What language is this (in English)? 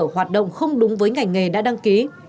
Vietnamese